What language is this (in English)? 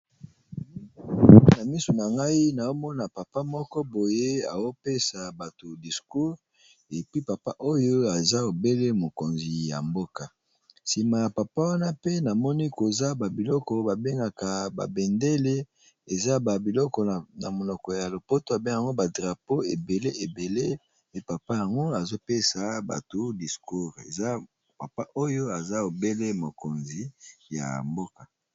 Lingala